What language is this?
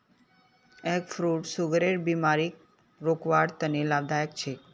Magahi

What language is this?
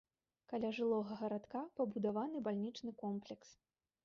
Belarusian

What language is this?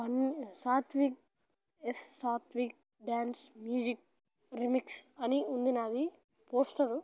Telugu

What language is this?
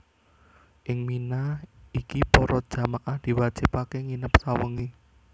Javanese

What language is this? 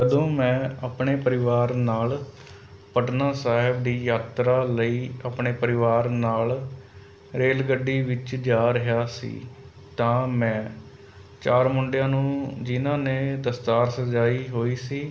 Punjabi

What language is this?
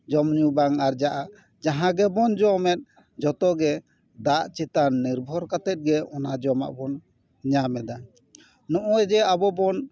Santali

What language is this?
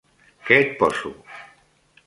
Catalan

